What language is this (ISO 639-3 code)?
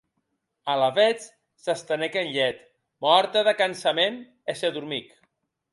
oci